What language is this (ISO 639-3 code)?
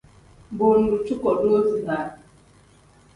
kdh